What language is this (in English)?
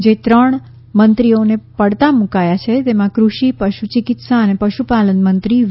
Gujarati